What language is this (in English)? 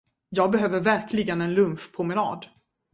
Swedish